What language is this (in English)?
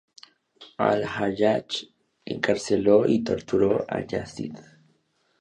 Spanish